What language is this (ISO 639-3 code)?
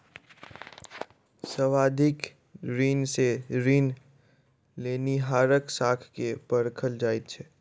mai